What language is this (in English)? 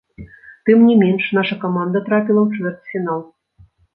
Belarusian